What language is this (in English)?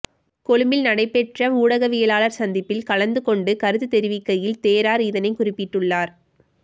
Tamil